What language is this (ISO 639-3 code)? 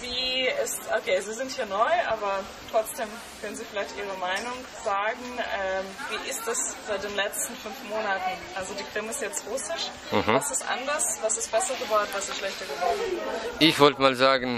deu